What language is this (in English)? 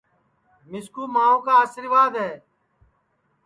Sansi